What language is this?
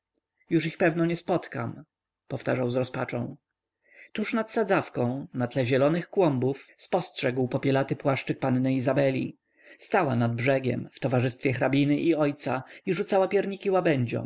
Polish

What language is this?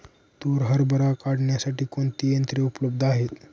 Marathi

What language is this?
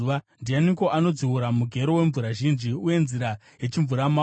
Shona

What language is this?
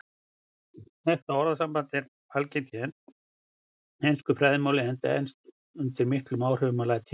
Icelandic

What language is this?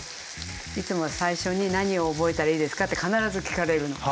Japanese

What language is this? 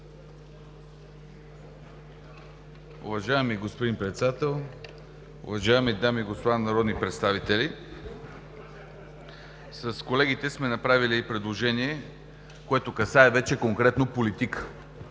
Bulgarian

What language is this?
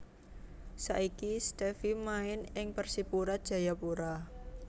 Javanese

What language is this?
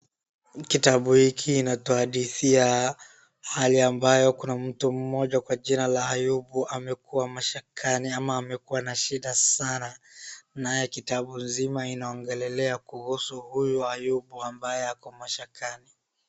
Swahili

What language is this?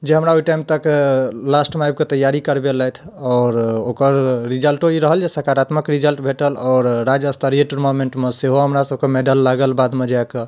Maithili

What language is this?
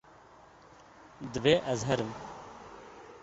Kurdish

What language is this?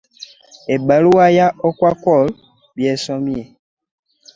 Ganda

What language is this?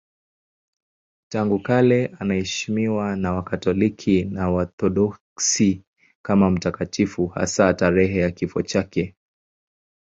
Swahili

